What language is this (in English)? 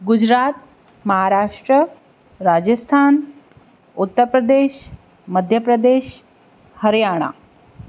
Gujarati